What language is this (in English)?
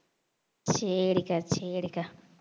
Tamil